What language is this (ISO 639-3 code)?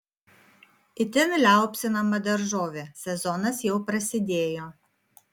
lit